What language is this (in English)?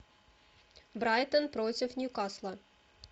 Russian